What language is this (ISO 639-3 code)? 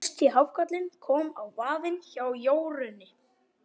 isl